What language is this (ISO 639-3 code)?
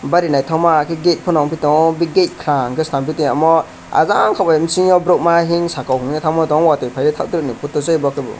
trp